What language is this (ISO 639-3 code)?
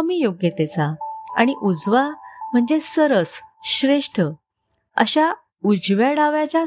mar